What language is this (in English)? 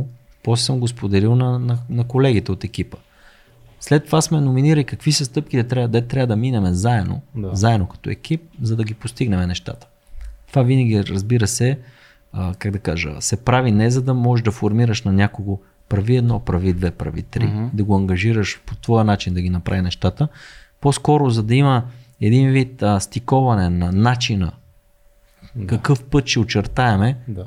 Bulgarian